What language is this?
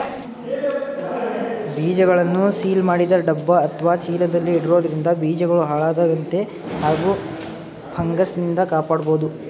Kannada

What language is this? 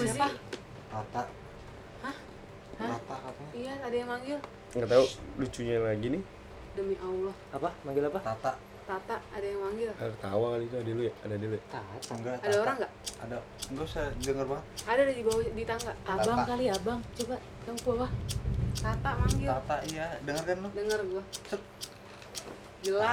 Indonesian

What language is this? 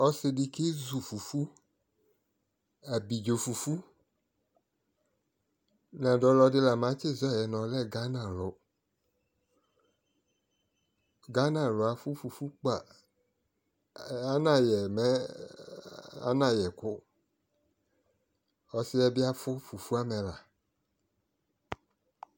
Ikposo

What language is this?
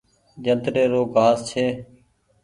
Goaria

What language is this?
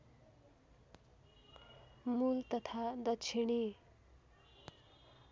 Nepali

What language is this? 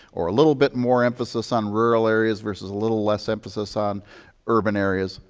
English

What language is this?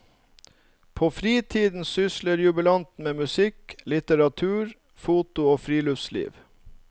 Norwegian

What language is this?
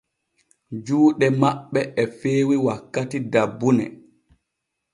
Borgu Fulfulde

